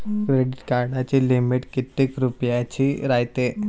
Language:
Marathi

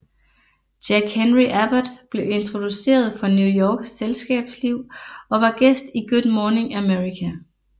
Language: Danish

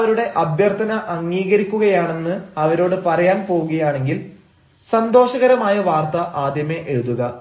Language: Malayalam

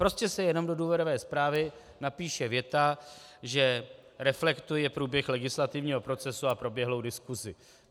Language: Czech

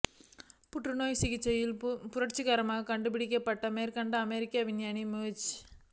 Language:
Tamil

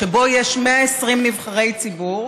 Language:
Hebrew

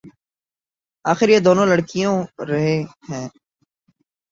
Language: Urdu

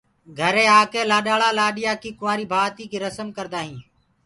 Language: Gurgula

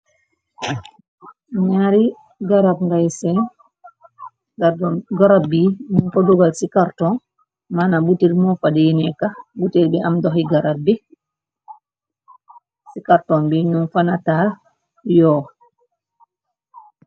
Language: Wolof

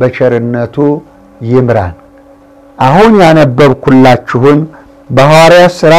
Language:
Arabic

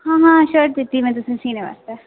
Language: Dogri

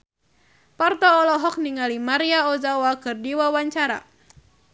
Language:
Sundanese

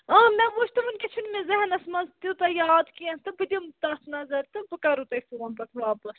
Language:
Kashmiri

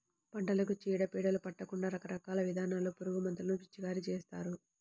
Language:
Telugu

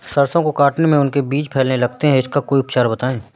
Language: Hindi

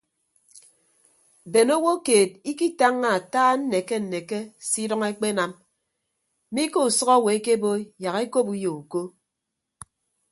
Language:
Ibibio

